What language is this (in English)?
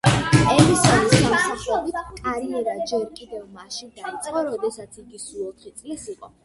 Georgian